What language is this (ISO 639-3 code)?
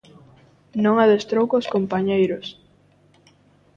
glg